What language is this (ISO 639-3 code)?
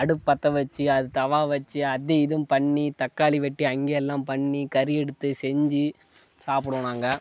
tam